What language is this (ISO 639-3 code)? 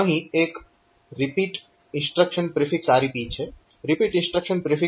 guj